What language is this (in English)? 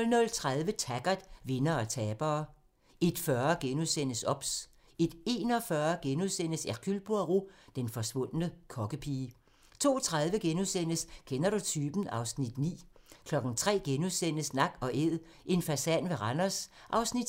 Danish